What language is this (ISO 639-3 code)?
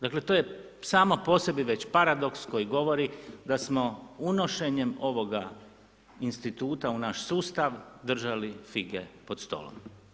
hrv